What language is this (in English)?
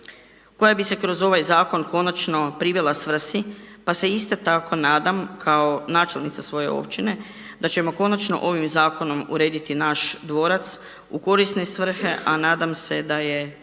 Croatian